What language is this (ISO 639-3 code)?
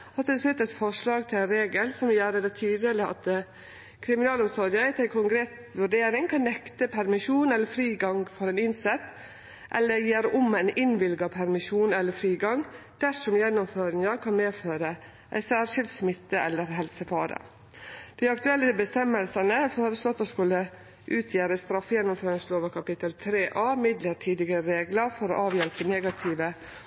nno